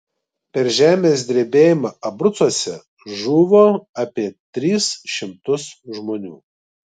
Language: Lithuanian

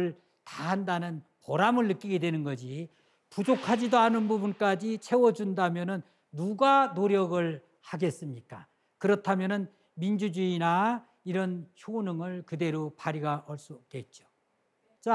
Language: Korean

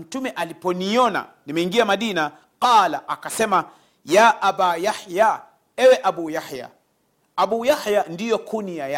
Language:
Swahili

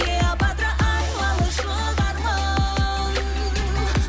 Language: Kazakh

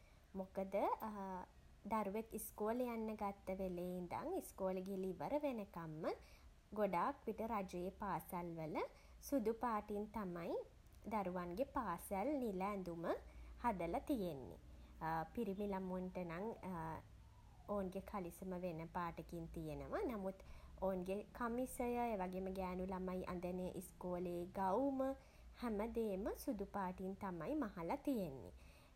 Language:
Sinhala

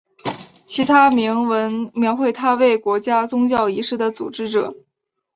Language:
Chinese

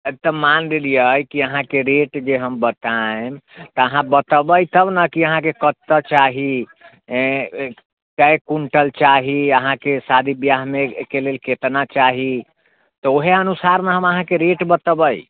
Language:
Maithili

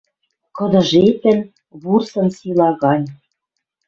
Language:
Western Mari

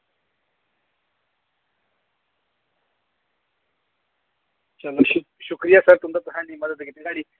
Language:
Dogri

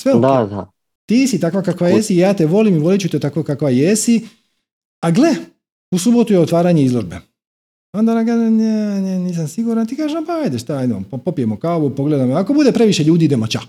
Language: Croatian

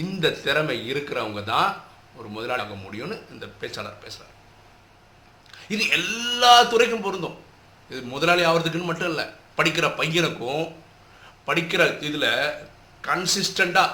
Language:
Tamil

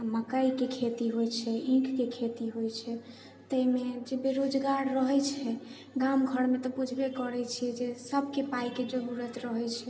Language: Maithili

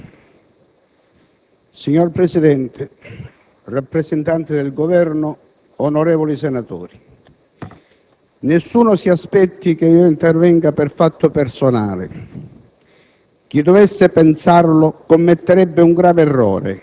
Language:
Italian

